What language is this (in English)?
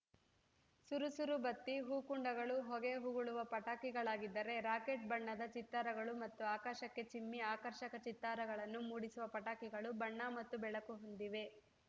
Kannada